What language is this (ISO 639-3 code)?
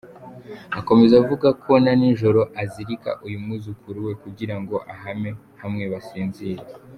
kin